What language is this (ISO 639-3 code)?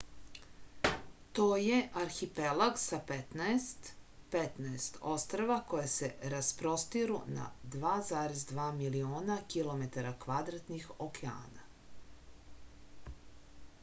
srp